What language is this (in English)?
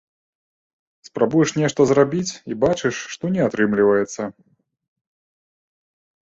Belarusian